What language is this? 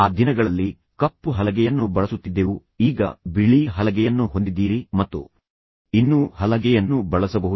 Kannada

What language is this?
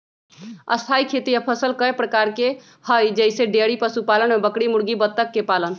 Magahi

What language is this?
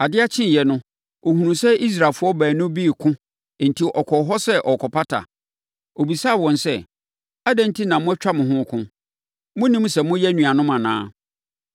Akan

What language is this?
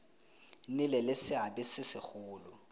Tswana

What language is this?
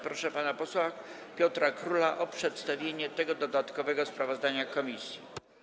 Polish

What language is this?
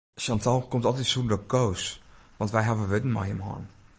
Western Frisian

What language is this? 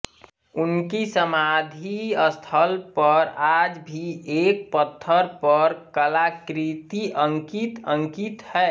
Hindi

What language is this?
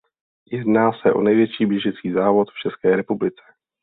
Czech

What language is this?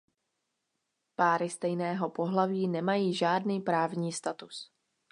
Czech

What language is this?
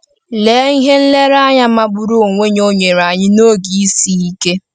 Igbo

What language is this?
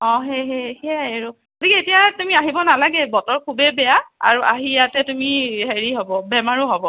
Assamese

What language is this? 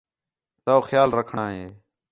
Khetrani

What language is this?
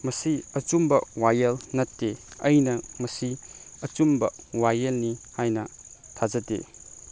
Manipuri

